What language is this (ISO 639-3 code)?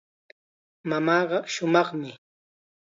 qxa